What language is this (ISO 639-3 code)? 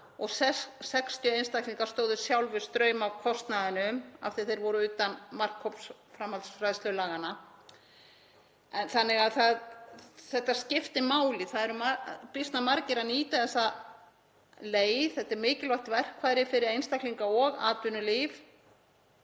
isl